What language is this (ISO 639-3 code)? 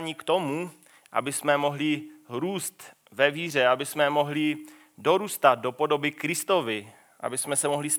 ces